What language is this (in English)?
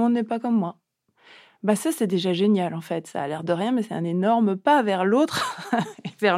French